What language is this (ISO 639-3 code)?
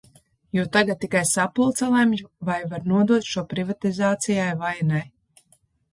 lav